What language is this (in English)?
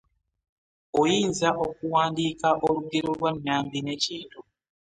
Ganda